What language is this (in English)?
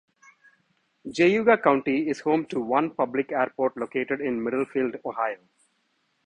English